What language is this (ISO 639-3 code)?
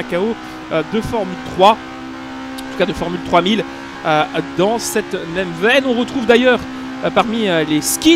fra